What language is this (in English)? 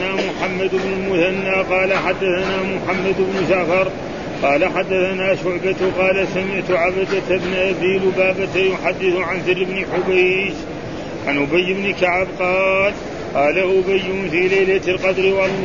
Arabic